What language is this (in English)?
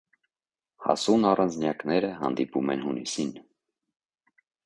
Armenian